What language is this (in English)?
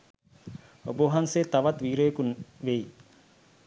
Sinhala